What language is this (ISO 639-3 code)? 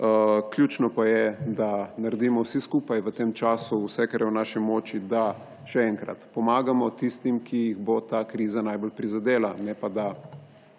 slv